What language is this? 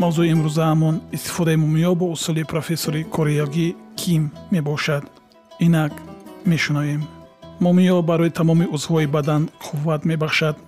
Persian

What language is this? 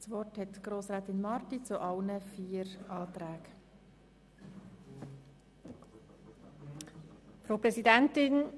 Swiss German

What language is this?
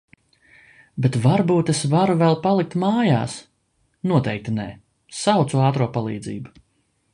Latvian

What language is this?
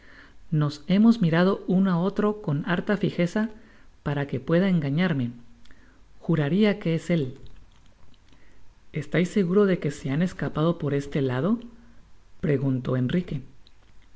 Spanish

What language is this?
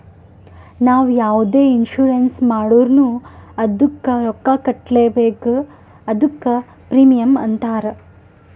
Kannada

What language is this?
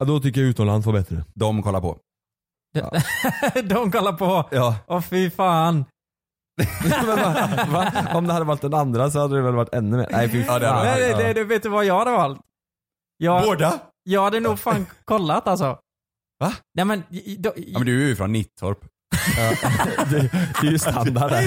Swedish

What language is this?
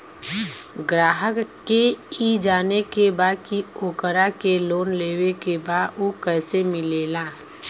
Bhojpuri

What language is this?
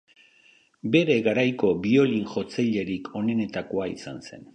Basque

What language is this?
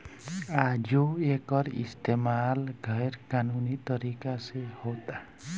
Bhojpuri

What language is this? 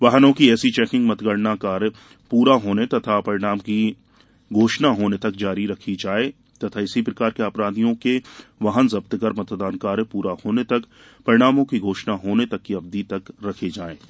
Hindi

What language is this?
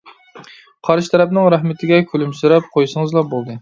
Uyghur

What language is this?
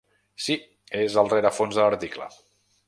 Catalan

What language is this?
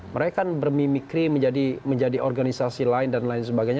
Indonesian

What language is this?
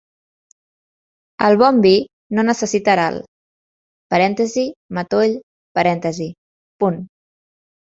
Catalan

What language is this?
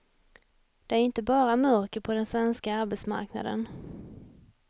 Swedish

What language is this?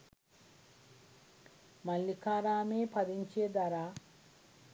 Sinhala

